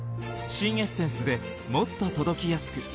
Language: Japanese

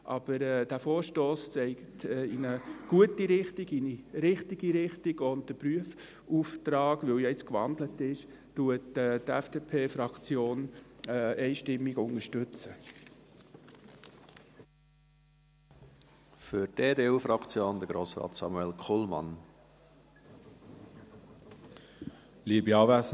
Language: Swiss German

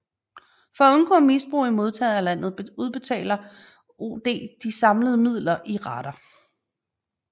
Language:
Danish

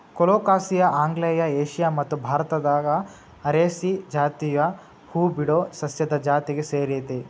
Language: Kannada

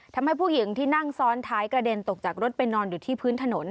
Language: Thai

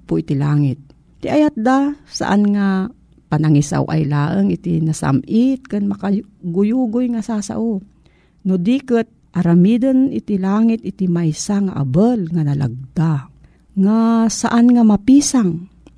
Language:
Filipino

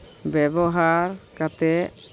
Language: Santali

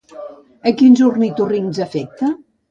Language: Catalan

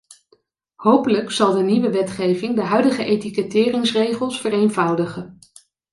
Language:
Dutch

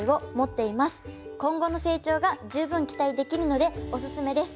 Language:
Japanese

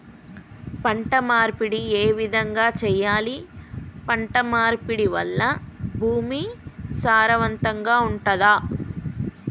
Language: Telugu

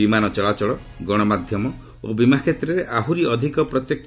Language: Odia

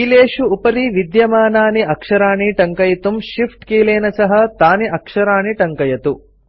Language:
Sanskrit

